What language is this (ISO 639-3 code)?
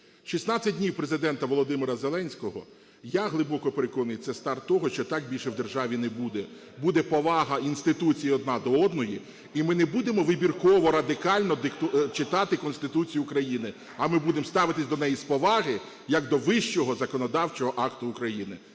ukr